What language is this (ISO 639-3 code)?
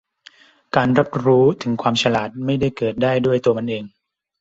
tha